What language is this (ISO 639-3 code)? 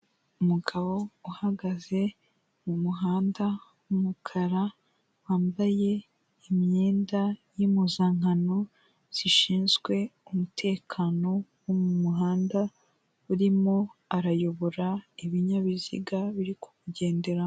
kin